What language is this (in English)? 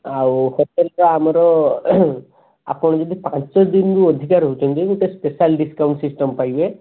Odia